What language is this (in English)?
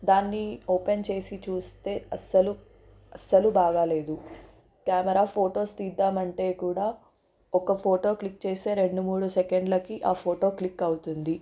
Telugu